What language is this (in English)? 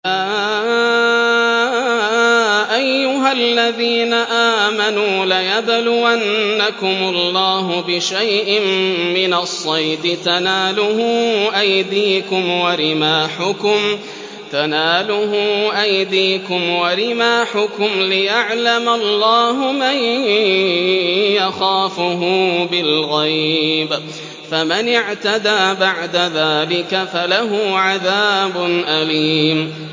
Arabic